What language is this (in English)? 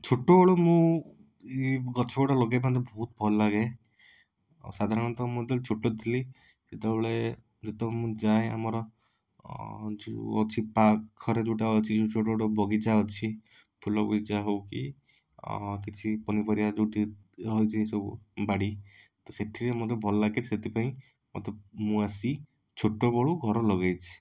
Odia